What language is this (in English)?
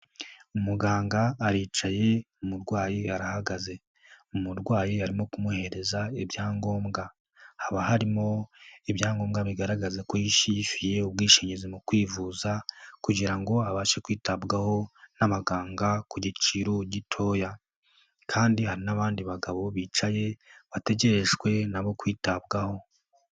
Kinyarwanda